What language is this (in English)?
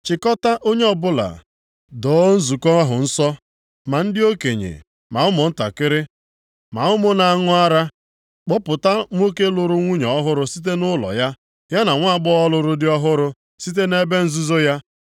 Igbo